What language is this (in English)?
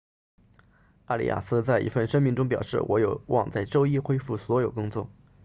Chinese